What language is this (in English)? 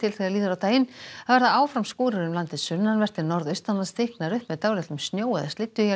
Icelandic